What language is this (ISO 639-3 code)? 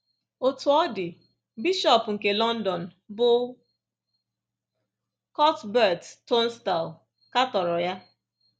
ibo